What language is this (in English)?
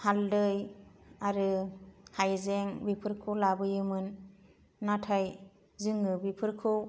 Bodo